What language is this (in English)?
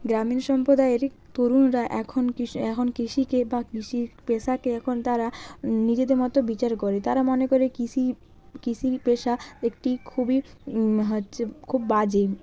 Bangla